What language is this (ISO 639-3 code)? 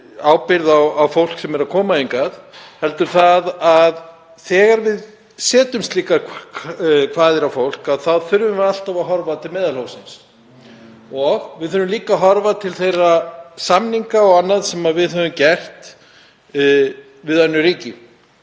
isl